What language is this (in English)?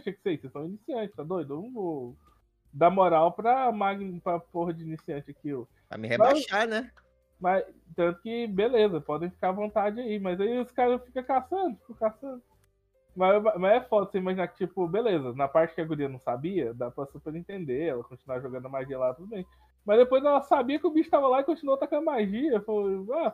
Portuguese